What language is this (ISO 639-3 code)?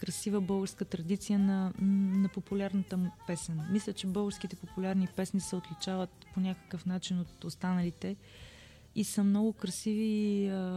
bul